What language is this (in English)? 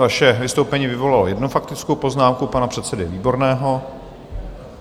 Czech